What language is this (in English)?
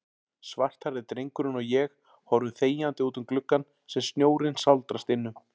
Icelandic